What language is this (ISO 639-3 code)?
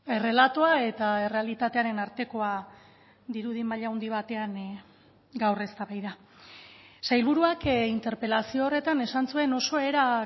eus